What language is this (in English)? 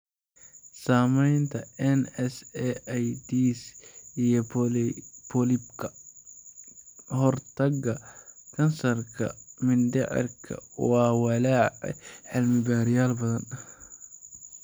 Somali